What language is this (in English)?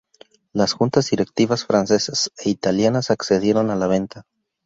Spanish